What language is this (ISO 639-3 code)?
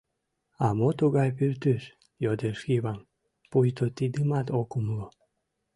chm